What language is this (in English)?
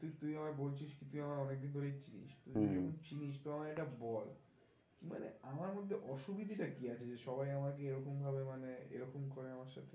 Bangla